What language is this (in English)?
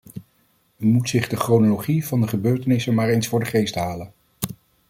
Dutch